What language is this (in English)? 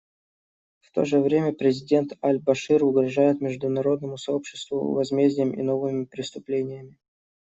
Russian